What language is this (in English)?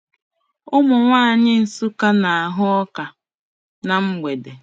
Igbo